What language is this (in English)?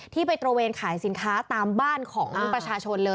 Thai